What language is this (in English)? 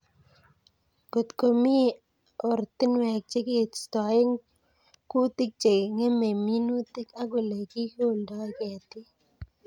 Kalenjin